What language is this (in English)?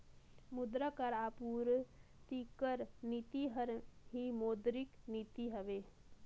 Chhattisgarhi